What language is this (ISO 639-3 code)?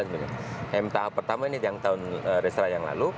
ind